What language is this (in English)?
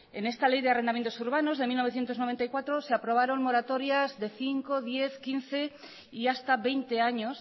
Spanish